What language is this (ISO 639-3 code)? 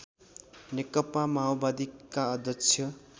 nep